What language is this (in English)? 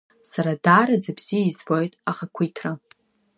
Abkhazian